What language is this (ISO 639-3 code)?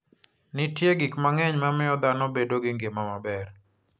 luo